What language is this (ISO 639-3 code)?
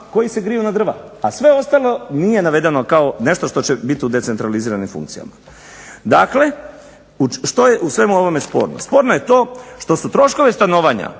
hrv